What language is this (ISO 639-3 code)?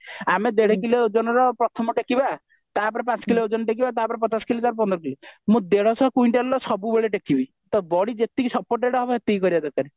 ori